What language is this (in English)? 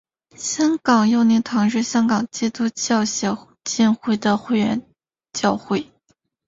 Chinese